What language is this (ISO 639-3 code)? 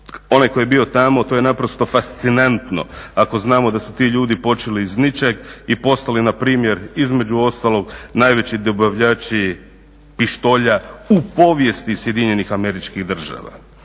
hrv